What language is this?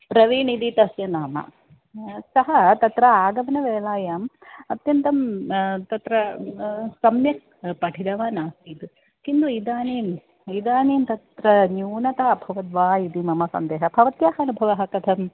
Sanskrit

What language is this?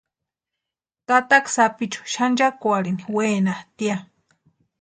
Western Highland Purepecha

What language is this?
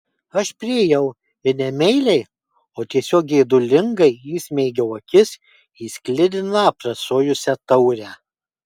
Lithuanian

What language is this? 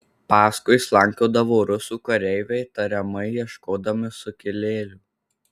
Lithuanian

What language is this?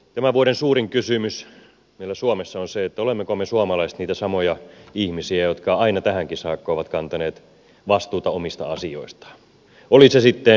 Finnish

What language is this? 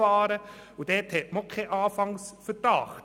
Swiss German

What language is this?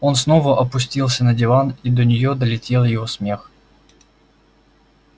Russian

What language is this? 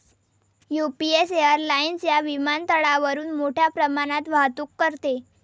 Marathi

